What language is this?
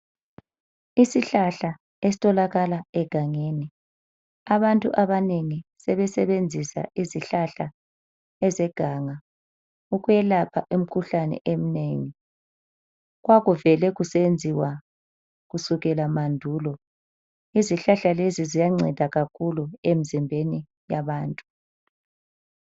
North Ndebele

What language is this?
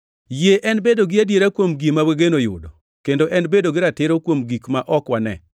Luo (Kenya and Tanzania)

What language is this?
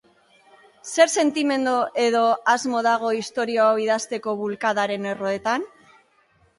Basque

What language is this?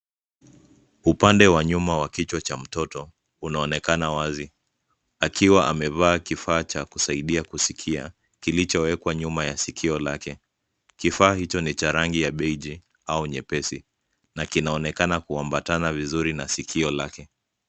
Swahili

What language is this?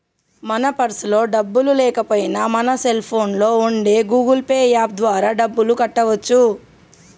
Telugu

